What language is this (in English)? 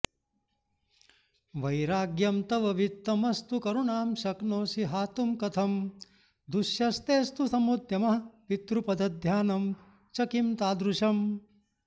Sanskrit